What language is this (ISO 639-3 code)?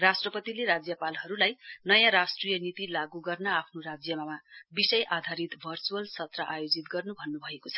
nep